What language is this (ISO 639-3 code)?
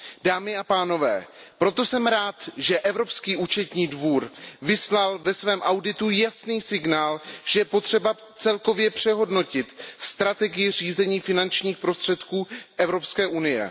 ces